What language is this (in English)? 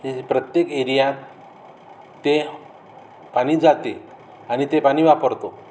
Marathi